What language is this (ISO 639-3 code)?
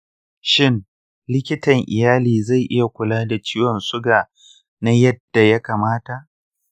hau